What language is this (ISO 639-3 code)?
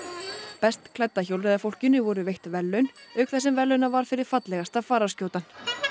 isl